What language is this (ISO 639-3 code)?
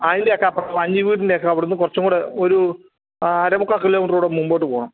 mal